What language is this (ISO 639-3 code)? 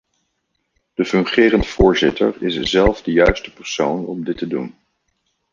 nld